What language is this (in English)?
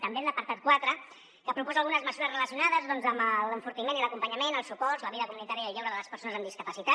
Catalan